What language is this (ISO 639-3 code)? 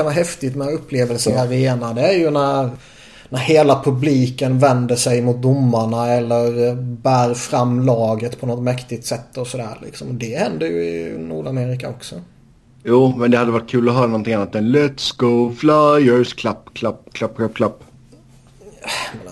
swe